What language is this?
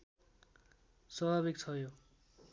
Nepali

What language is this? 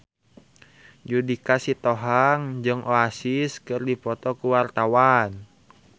Sundanese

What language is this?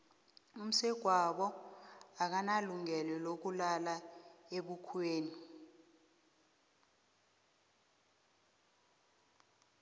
South Ndebele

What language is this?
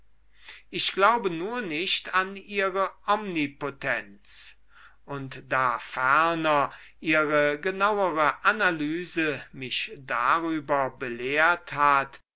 German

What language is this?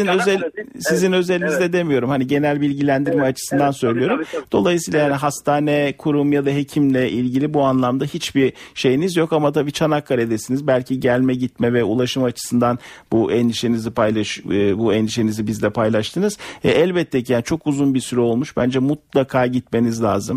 Turkish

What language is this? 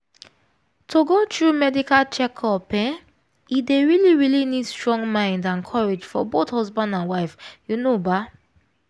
Nigerian Pidgin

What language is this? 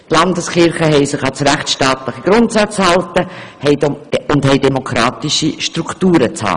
Swiss German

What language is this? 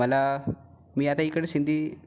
Marathi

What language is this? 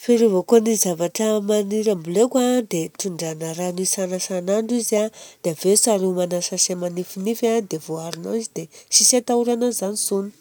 Southern Betsimisaraka Malagasy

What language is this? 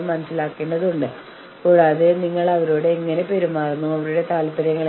Malayalam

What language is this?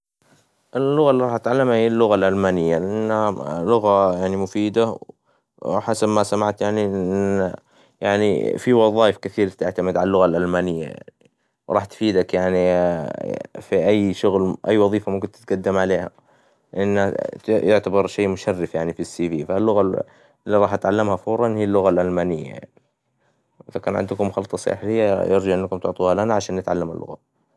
Hijazi Arabic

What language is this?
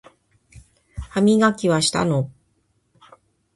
Japanese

